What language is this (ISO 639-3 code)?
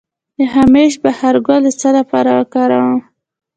pus